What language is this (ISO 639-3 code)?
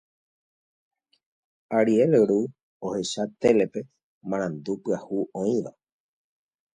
grn